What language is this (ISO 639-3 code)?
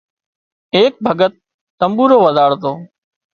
kxp